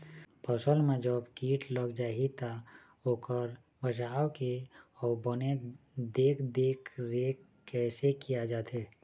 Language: Chhattisgarhi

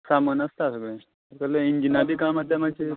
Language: Konkani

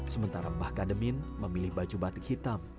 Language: Indonesian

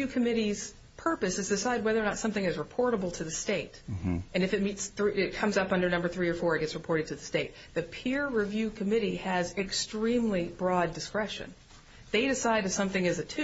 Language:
English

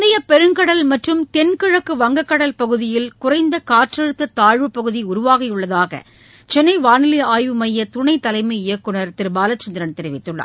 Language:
Tamil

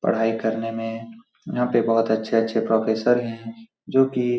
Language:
Hindi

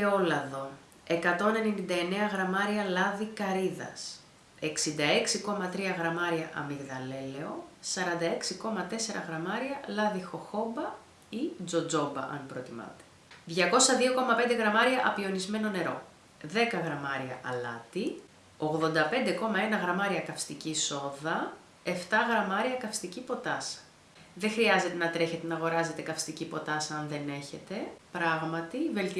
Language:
Greek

